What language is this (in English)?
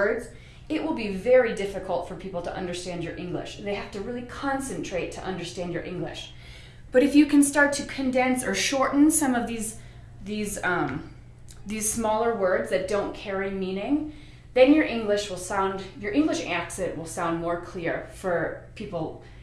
English